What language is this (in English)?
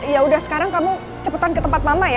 Indonesian